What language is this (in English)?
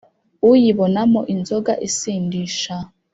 Kinyarwanda